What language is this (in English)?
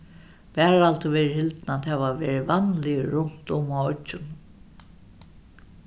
Faroese